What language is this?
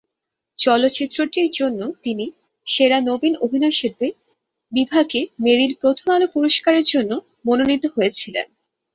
Bangla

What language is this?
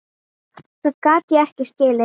Icelandic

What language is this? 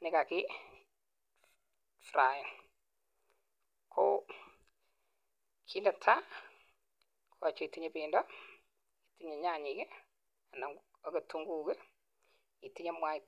Kalenjin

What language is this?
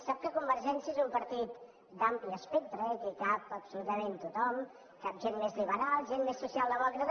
Catalan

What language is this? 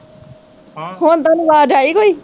Punjabi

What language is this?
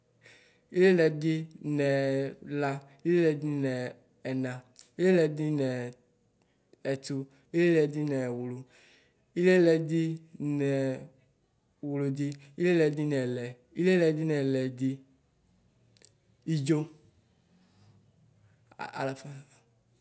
Ikposo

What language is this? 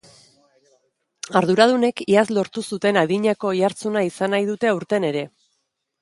Basque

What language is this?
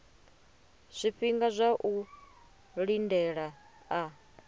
Venda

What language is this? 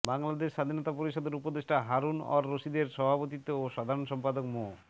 Bangla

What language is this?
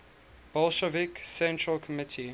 English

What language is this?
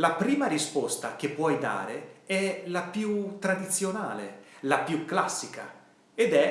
Italian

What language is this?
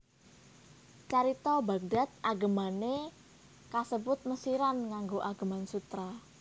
Javanese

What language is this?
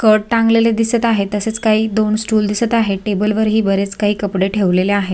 Marathi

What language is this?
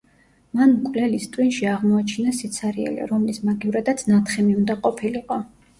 Georgian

